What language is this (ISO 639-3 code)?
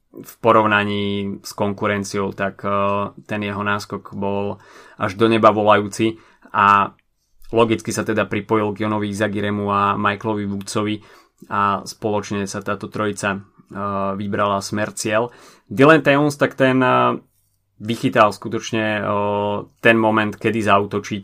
slk